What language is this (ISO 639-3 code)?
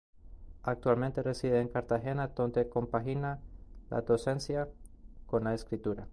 spa